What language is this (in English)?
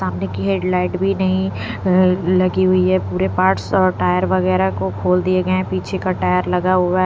Hindi